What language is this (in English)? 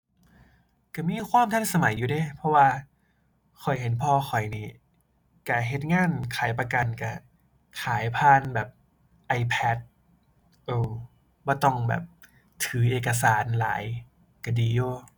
Thai